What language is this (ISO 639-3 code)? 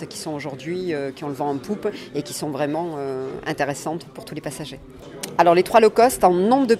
fra